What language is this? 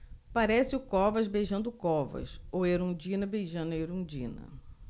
Portuguese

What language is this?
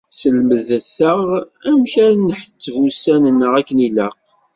Kabyle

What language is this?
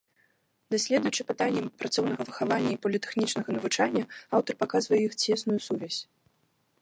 Belarusian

